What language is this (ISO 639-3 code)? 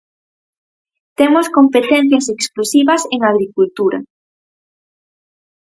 glg